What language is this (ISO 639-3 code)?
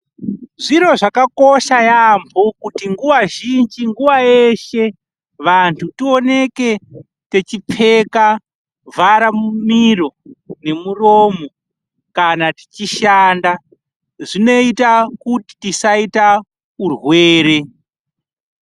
ndc